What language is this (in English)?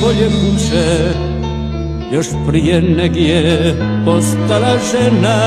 Romanian